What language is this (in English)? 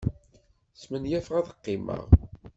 Kabyle